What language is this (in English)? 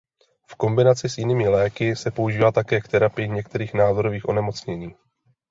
Czech